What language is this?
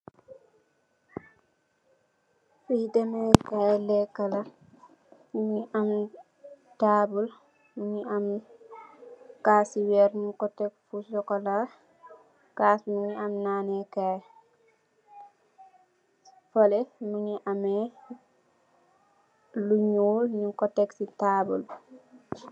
Wolof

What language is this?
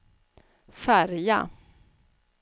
Swedish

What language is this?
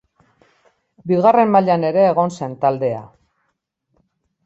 Basque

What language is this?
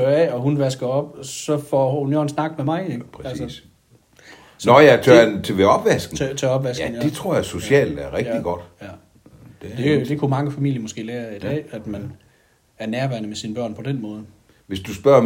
Danish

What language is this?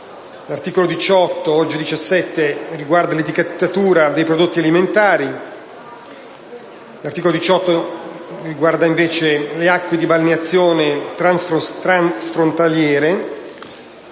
Italian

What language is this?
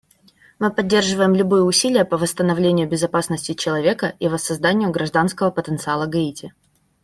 Russian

